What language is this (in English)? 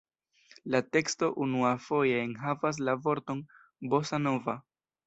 Esperanto